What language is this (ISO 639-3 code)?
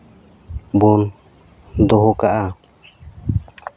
sat